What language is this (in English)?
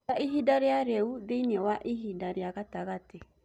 Kikuyu